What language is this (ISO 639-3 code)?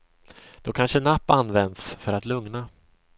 swe